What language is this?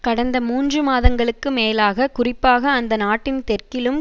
Tamil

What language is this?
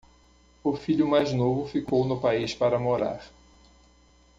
Portuguese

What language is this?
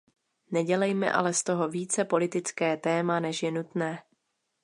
Czech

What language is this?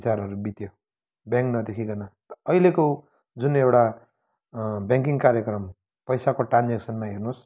Nepali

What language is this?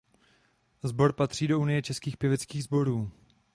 Czech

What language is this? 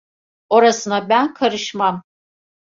Turkish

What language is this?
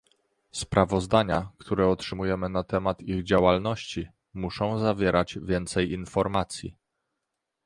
Polish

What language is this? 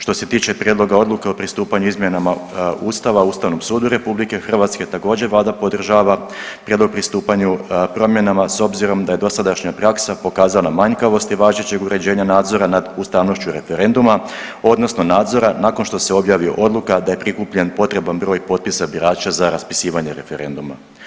Croatian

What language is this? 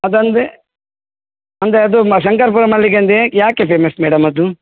Kannada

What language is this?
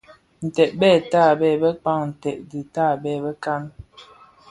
Bafia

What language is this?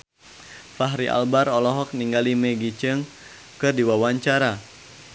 Sundanese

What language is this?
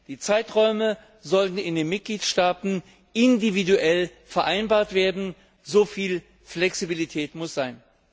German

